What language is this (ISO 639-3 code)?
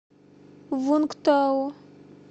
rus